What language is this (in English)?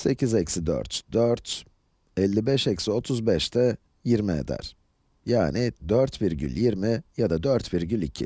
Turkish